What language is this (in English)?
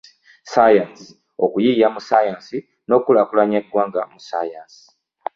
Ganda